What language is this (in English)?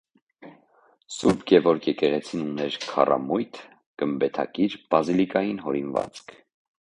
Armenian